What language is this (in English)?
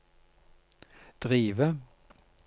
Norwegian